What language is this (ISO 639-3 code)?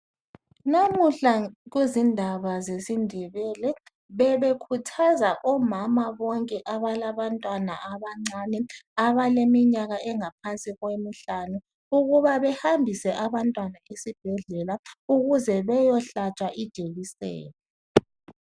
nde